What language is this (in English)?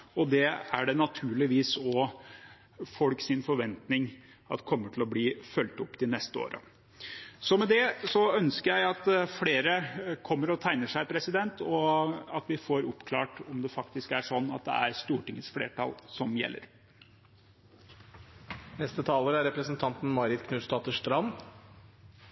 Norwegian Bokmål